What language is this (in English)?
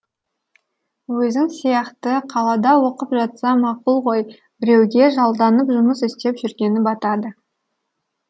Kazakh